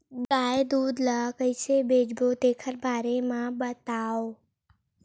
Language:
Chhattisgarhi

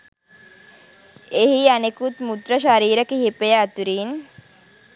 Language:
Sinhala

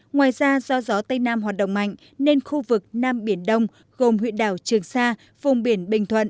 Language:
Vietnamese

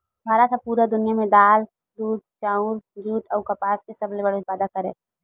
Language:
Chhattisgarhi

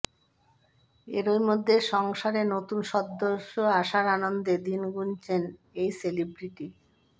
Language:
Bangla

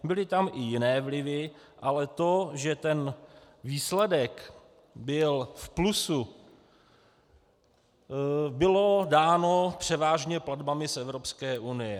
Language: Czech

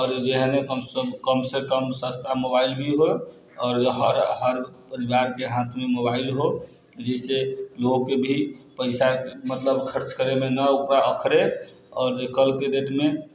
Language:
Maithili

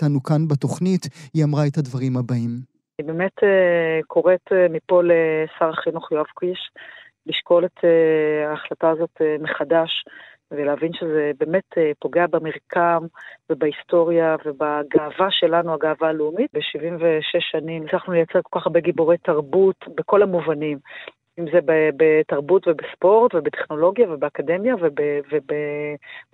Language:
Hebrew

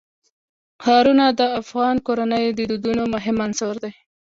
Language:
Pashto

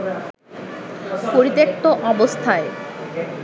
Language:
Bangla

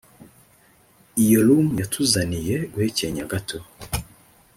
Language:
Kinyarwanda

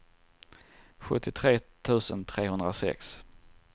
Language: Swedish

